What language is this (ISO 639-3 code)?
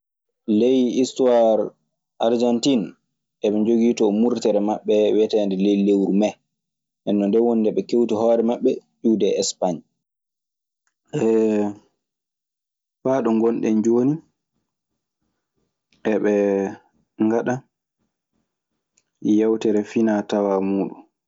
ffm